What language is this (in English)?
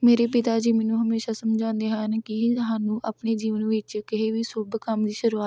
Punjabi